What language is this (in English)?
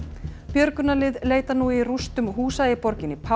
Icelandic